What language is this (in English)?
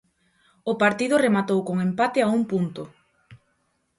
Galician